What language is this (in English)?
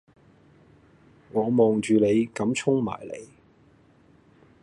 Cantonese